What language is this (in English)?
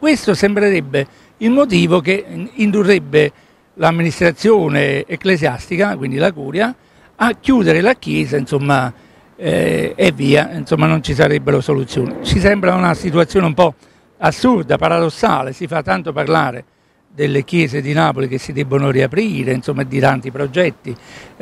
Italian